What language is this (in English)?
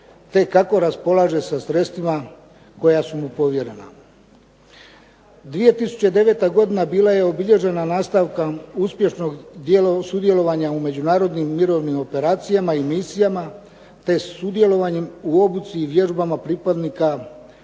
Croatian